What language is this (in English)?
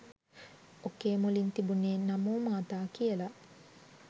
Sinhala